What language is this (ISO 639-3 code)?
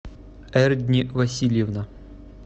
rus